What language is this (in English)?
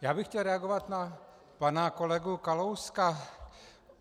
Czech